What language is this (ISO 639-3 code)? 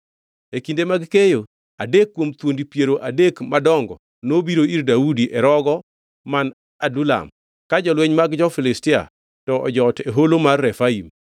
luo